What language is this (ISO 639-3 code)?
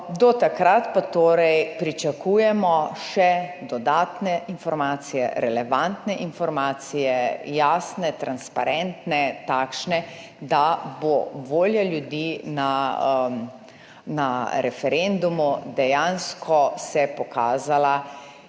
slv